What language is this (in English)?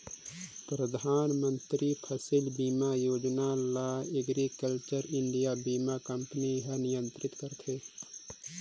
Chhattisgarhi